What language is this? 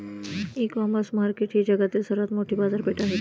Marathi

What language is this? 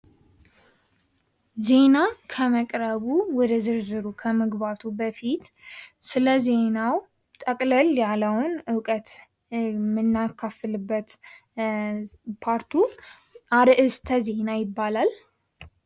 Amharic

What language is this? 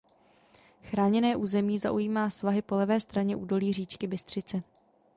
Czech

